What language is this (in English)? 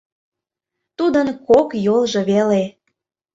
Mari